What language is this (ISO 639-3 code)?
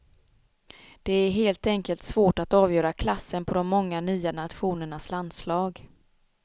swe